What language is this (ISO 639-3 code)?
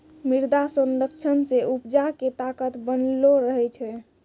mai